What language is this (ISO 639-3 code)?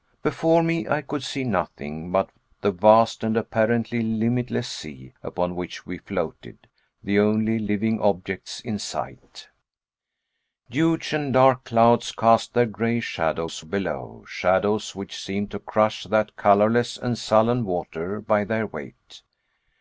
eng